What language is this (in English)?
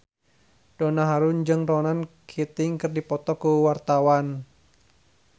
Sundanese